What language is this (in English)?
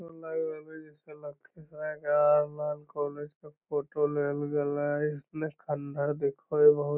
Magahi